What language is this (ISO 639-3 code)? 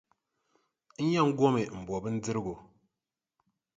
dag